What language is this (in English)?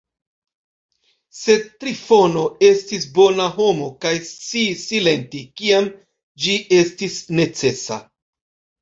Esperanto